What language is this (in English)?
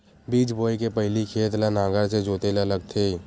Chhattisgarhi